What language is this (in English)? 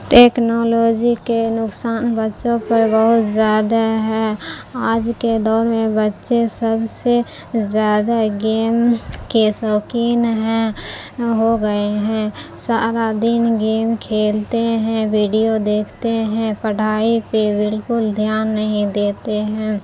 Urdu